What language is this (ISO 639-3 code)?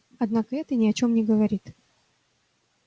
rus